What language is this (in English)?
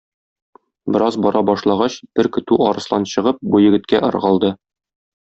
Tatar